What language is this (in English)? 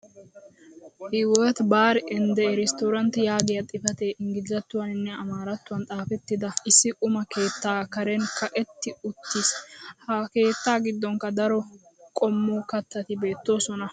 Wolaytta